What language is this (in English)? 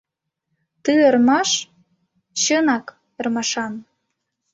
Mari